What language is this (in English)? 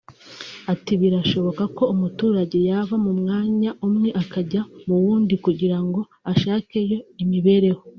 Kinyarwanda